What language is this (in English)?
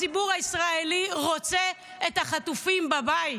Hebrew